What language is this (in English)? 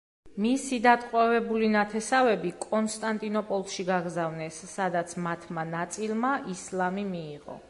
Georgian